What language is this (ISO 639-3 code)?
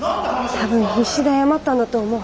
jpn